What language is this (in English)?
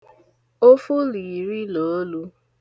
Igbo